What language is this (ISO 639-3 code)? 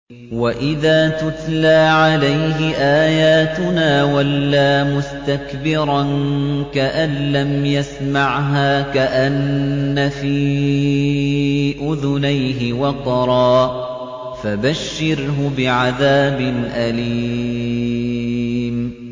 ara